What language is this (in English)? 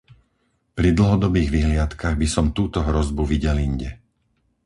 Slovak